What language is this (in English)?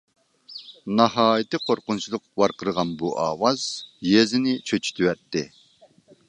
Uyghur